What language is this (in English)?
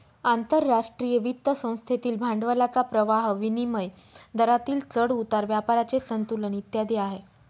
Marathi